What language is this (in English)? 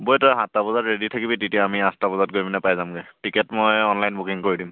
Assamese